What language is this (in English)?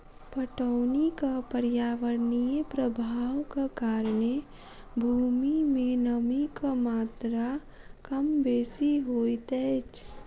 Maithili